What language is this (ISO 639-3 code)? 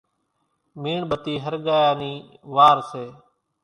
gjk